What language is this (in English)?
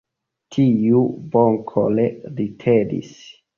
Esperanto